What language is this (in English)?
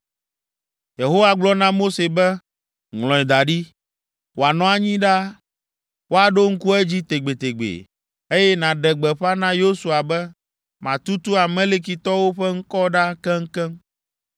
Ewe